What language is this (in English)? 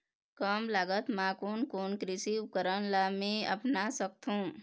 Chhattisgarhi